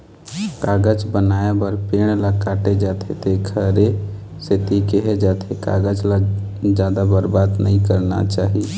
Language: Chhattisgarhi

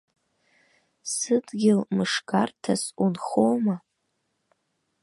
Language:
Abkhazian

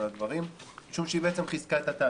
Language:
Hebrew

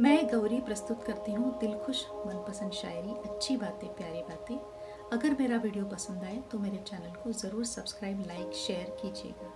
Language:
Hindi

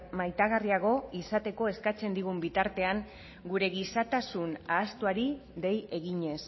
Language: Basque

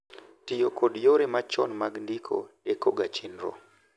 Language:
Luo (Kenya and Tanzania)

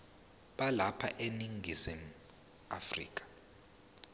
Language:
Zulu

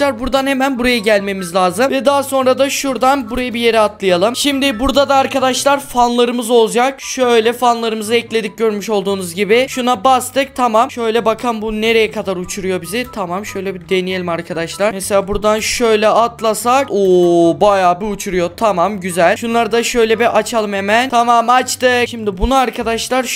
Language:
Turkish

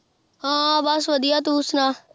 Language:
Punjabi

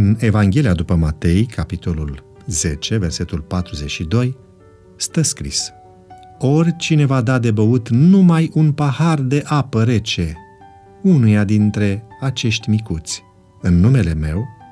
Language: Romanian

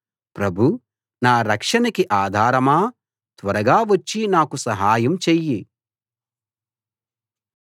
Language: Telugu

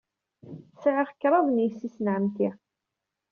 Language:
Kabyle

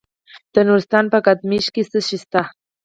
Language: Pashto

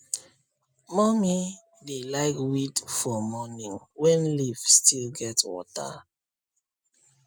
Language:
Nigerian Pidgin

